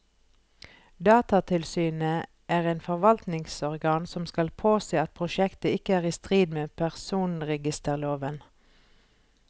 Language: Norwegian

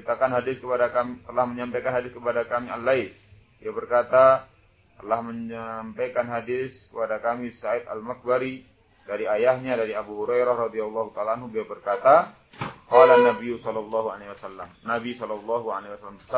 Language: Indonesian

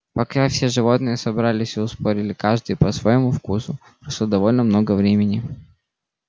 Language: Russian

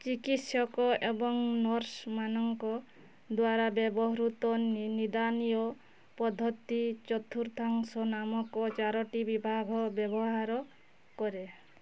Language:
Odia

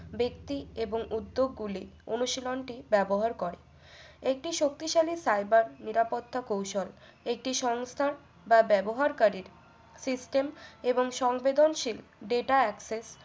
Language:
Bangla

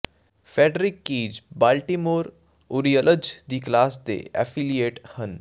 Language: Punjabi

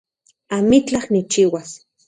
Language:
Central Puebla Nahuatl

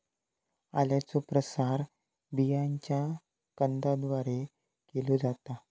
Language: Marathi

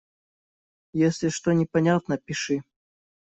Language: Russian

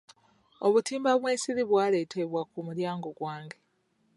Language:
Ganda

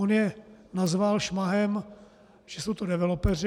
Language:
Czech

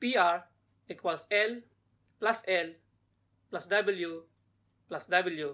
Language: English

